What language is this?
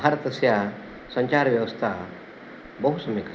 Sanskrit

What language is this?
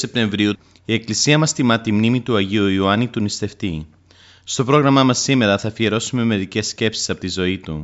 Greek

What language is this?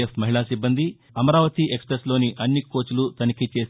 Telugu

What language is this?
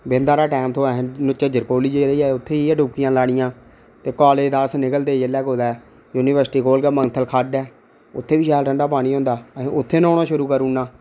Dogri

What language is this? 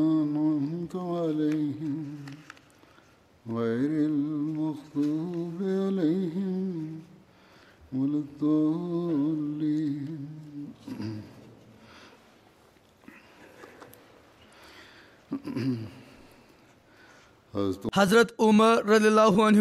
Malayalam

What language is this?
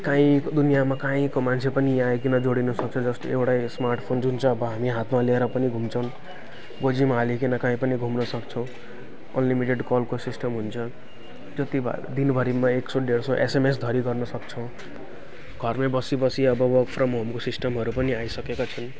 Nepali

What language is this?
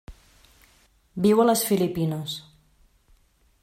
Catalan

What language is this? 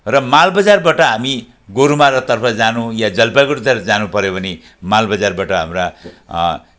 Nepali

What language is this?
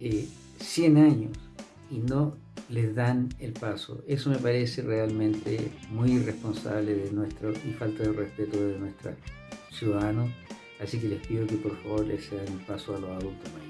Spanish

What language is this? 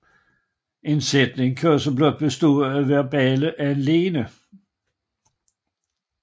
Danish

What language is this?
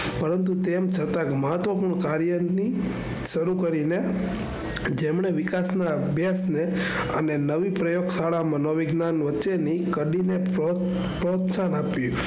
Gujarati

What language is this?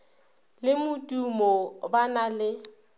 Northern Sotho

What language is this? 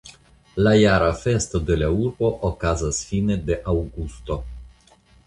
Esperanto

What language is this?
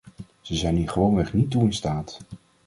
Dutch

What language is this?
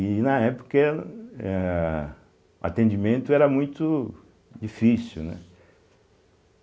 Portuguese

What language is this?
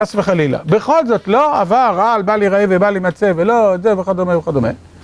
Hebrew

